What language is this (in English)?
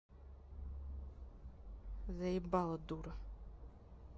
Russian